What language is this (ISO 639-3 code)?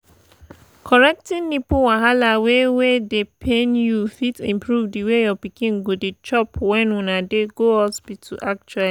pcm